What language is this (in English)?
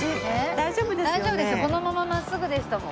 Japanese